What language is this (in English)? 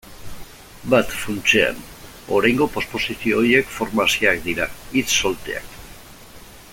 Basque